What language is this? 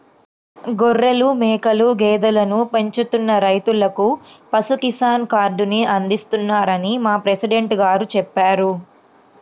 Telugu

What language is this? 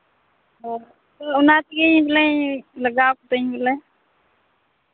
Santali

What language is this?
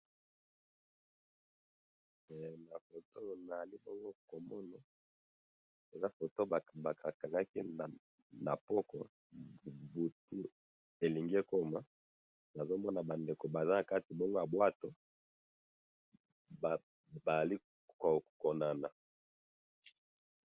Lingala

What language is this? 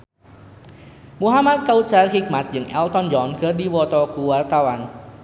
Sundanese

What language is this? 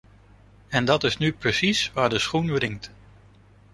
Dutch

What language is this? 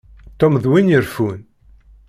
Kabyle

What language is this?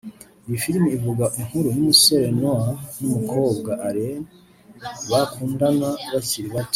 Kinyarwanda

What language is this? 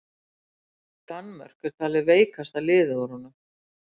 Icelandic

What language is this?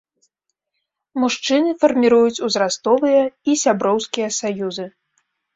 Belarusian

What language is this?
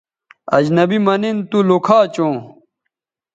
Bateri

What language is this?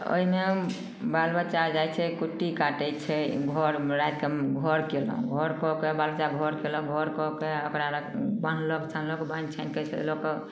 Maithili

